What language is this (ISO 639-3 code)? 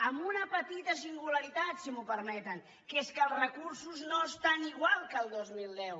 cat